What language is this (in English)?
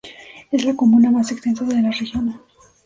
Spanish